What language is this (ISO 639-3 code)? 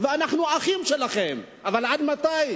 heb